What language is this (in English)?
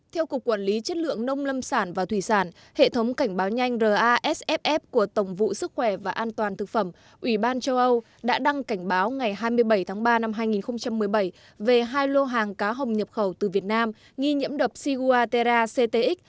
Vietnamese